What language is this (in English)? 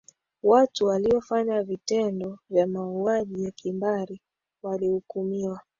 Swahili